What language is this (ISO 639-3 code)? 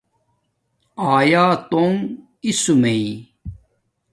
dmk